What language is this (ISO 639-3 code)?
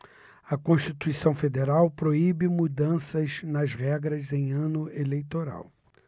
por